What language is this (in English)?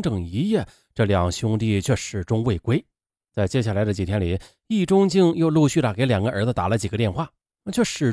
Chinese